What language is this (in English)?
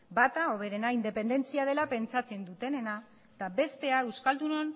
Basque